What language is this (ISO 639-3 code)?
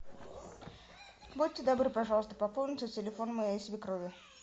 rus